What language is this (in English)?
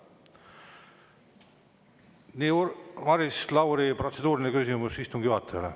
Estonian